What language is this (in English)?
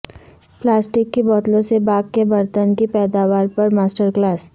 Urdu